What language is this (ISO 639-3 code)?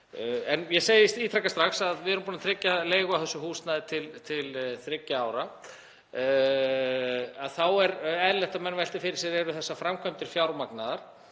isl